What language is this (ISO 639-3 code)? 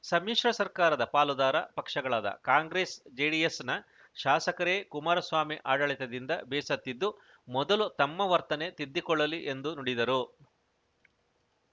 kan